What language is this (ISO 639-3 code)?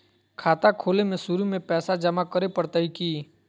mag